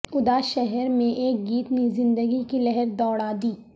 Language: Urdu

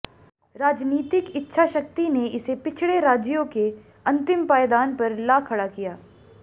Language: Hindi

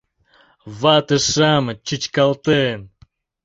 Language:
Mari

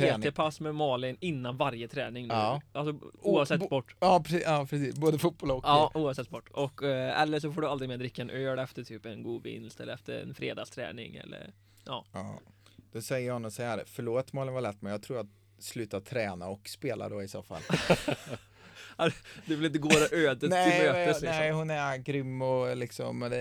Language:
Swedish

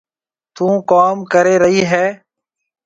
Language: Marwari (Pakistan)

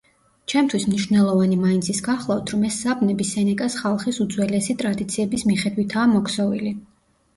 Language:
Georgian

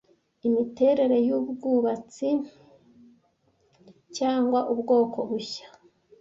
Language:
Kinyarwanda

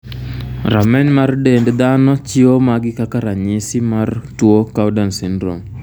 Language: Luo (Kenya and Tanzania)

